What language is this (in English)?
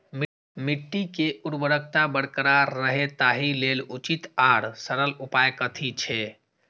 Maithili